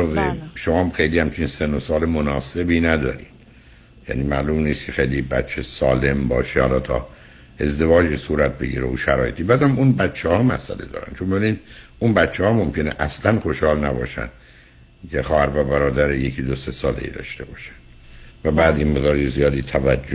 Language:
Persian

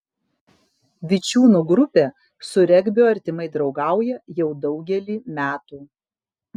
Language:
Lithuanian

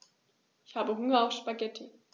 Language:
German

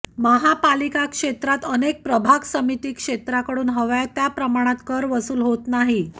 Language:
Marathi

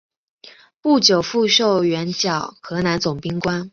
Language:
Chinese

